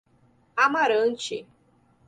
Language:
Portuguese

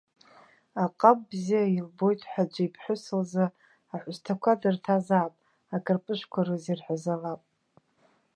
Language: Abkhazian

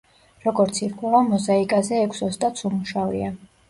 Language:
Georgian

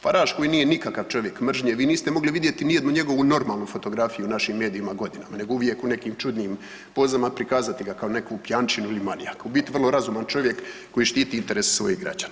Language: Croatian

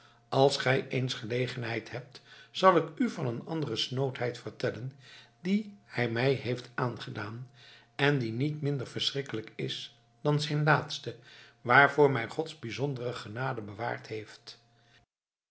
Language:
Dutch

